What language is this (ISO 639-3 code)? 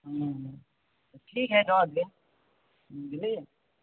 mai